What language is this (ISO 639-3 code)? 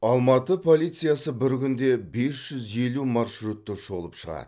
kaz